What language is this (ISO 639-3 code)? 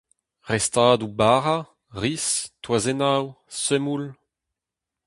bre